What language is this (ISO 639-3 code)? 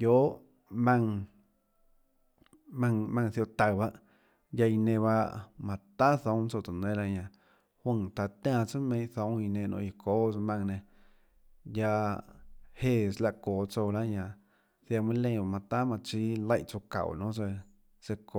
ctl